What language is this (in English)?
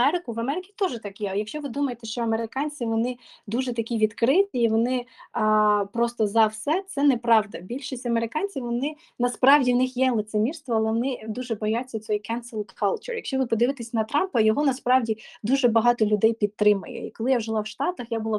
Ukrainian